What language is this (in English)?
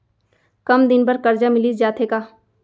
Chhattisgarhi